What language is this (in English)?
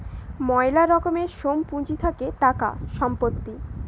Bangla